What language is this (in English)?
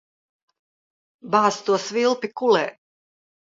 Latvian